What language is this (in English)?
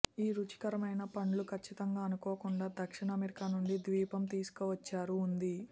Telugu